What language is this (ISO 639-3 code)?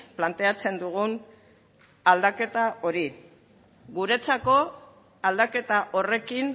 eus